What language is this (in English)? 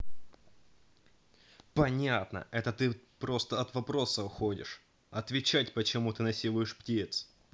Russian